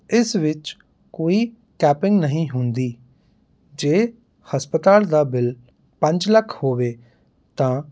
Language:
Punjabi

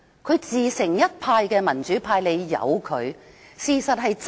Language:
Cantonese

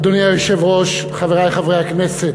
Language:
Hebrew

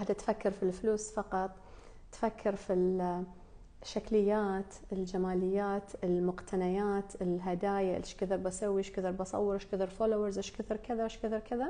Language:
Arabic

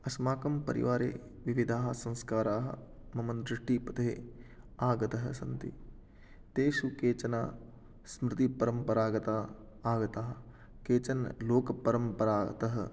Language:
Sanskrit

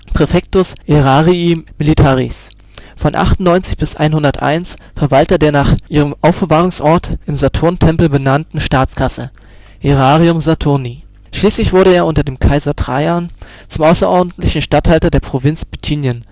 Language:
German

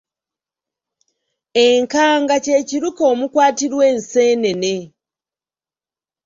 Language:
Ganda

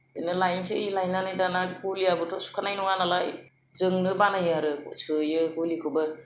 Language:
Bodo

